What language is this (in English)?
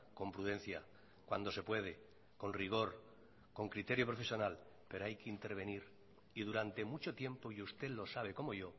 Spanish